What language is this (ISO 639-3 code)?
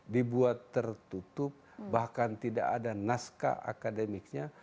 ind